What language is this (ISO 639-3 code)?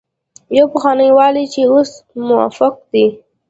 pus